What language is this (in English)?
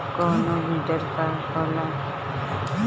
Bhojpuri